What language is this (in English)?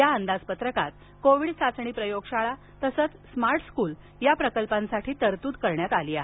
Marathi